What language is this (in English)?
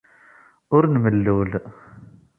Kabyle